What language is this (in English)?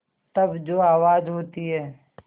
Hindi